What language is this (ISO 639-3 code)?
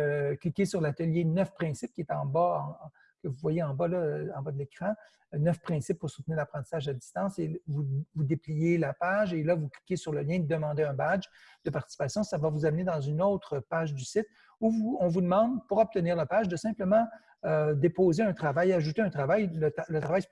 fra